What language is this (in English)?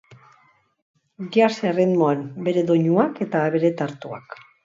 Basque